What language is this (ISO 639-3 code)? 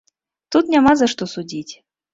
bel